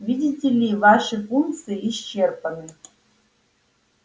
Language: Russian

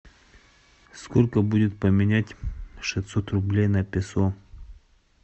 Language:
Russian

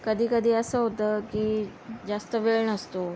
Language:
Marathi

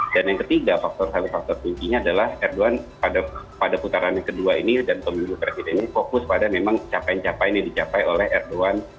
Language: Indonesian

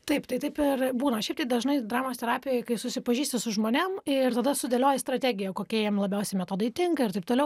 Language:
Lithuanian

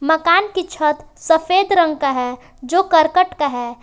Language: Hindi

